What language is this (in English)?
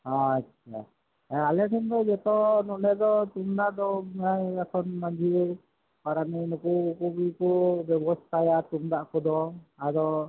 Santali